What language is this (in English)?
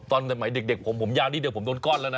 Thai